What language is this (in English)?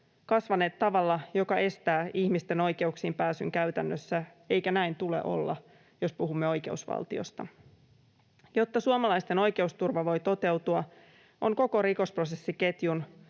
Finnish